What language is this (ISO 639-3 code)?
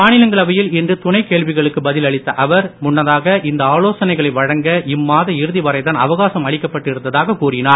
tam